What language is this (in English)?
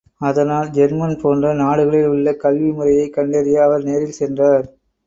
Tamil